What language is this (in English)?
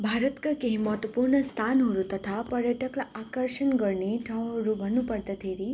Nepali